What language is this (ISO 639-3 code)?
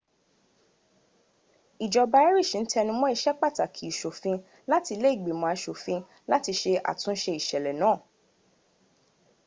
yor